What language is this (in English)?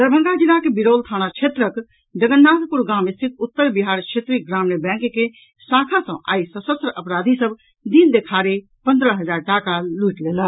Maithili